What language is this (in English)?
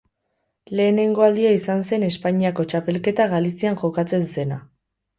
Basque